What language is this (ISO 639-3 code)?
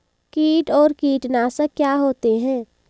hin